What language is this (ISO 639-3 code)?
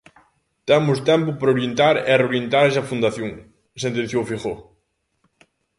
glg